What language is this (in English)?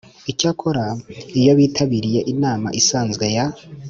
Kinyarwanda